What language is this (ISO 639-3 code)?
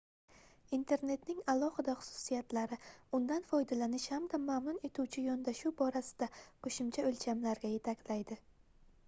uzb